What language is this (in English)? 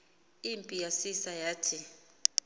Xhosa